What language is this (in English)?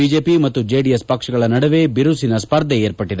Kannada